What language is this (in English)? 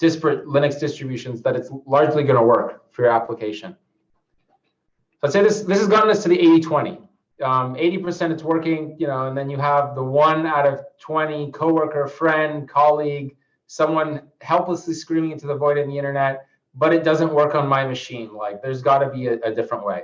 English